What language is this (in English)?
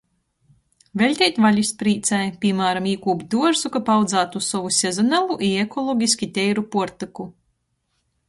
Latgalian